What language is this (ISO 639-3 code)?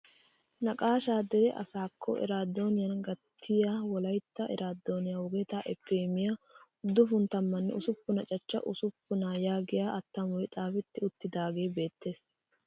wal